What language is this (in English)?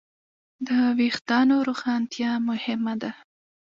Pashto